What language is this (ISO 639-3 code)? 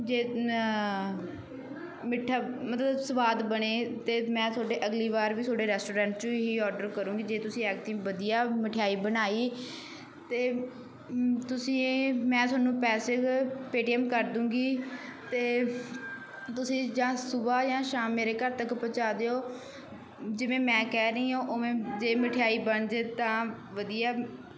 pan